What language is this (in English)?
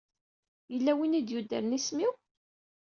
Kabyle